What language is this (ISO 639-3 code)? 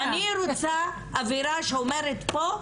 heb